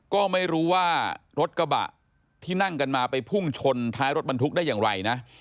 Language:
Thai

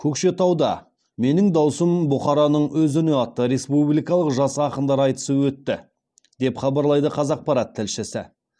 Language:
Kazakh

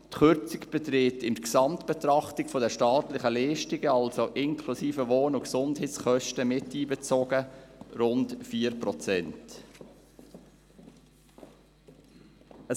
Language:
Swiss German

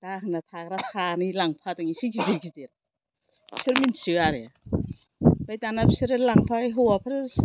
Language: Bodo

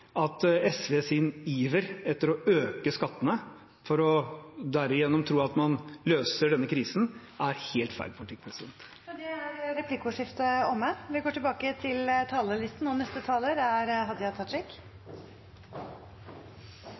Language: Norwegian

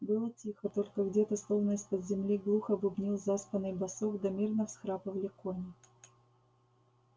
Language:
Russian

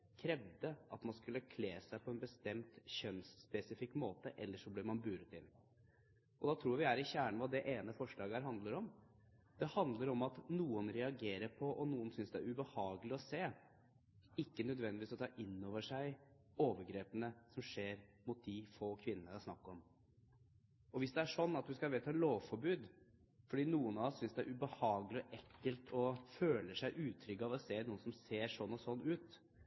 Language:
Norwegian Bokmål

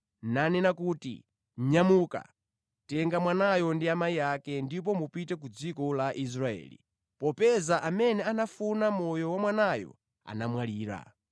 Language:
Nyanja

